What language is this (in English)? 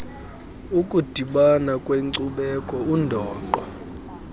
Xhosa